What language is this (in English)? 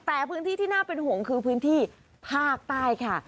Thai